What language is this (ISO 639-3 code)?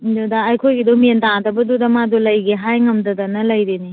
mni